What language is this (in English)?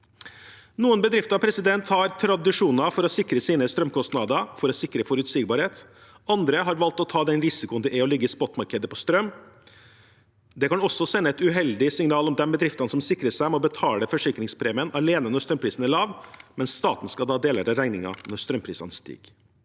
Norwegian